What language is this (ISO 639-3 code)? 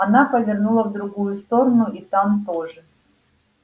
rus